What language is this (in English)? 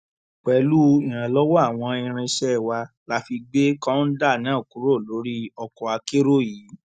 Yoruba